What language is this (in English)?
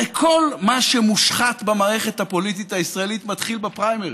Hebrew